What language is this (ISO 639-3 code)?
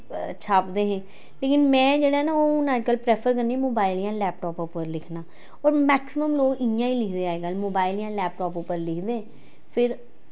doi